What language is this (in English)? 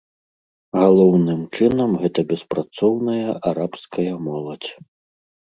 Belarusian